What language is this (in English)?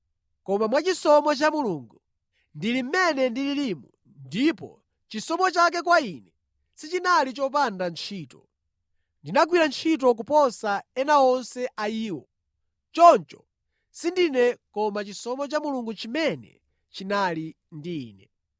Nyanja